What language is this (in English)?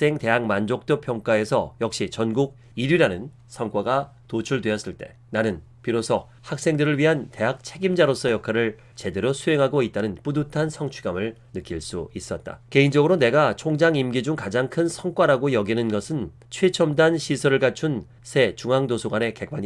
Korean